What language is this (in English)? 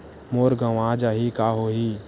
Chhattisgarhi